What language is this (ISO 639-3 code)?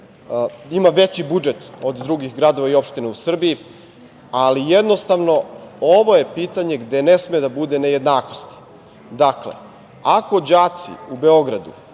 srp